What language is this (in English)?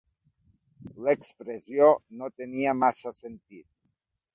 Catalan